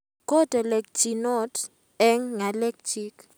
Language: Kalenjin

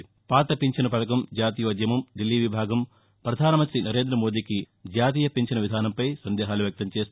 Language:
Telugu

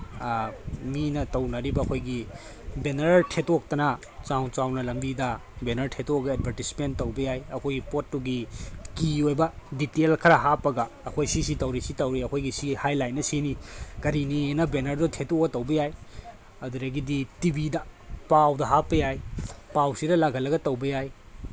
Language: Manipuri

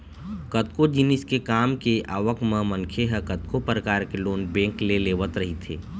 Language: Chhattisgarhi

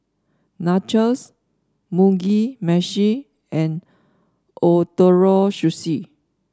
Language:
English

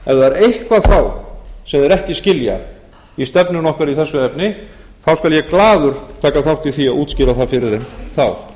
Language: Icelandic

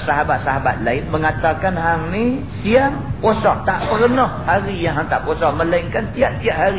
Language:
Malay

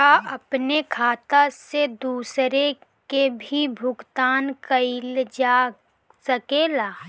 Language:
Bhojpuri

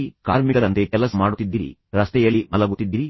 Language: Kannada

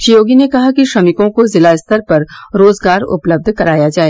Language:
Hindi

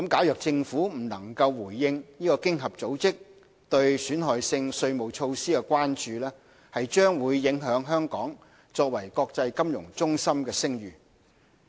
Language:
Cantonese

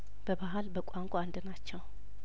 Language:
Amharic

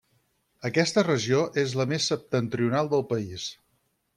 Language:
Catalan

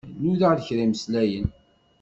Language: Kabyle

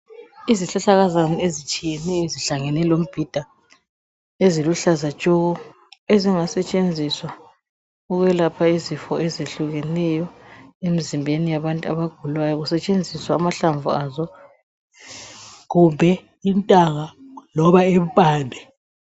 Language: North Ndebele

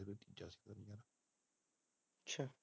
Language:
Punjabi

